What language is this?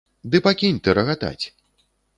Belarusian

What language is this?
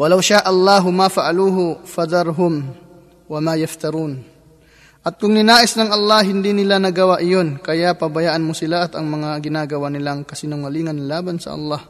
Filipino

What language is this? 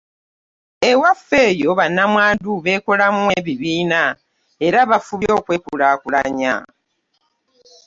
Ganda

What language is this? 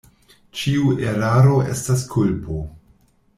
Esperanto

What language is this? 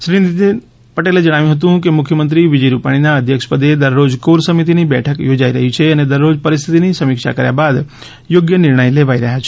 Gujarati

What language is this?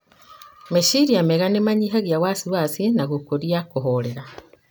Kikuyu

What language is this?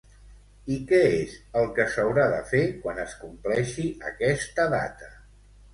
Catalan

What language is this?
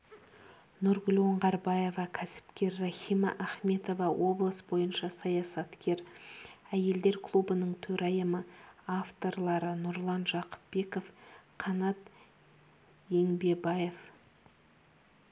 Kazakh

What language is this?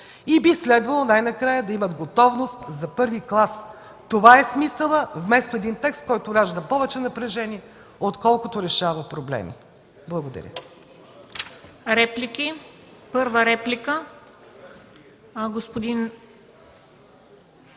Bulgarian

